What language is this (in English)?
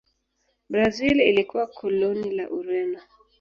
Swahili